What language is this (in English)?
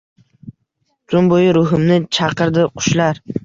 Uzbek